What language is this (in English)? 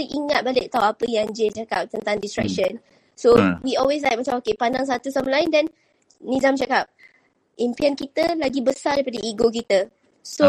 Malay